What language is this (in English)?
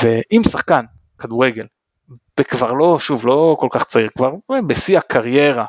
Hebrew